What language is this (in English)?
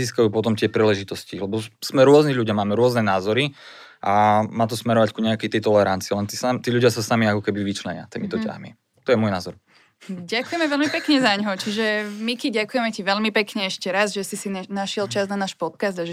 Slovak